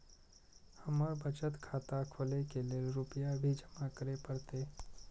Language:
Maithili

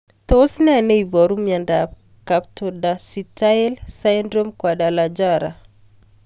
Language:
Kalenjin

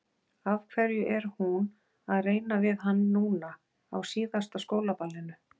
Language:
Icelandic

